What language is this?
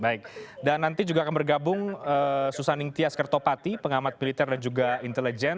Indonesian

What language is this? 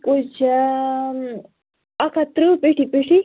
Kashmiri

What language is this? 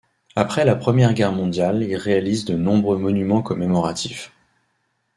French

